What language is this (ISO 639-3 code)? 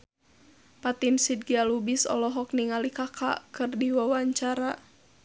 sun